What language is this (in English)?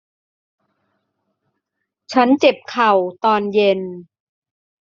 Thai